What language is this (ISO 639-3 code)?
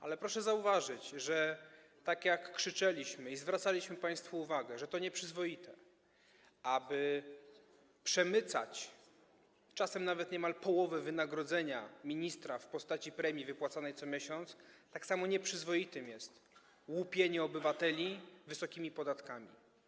pol